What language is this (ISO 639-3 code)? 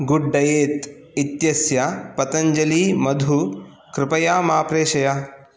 san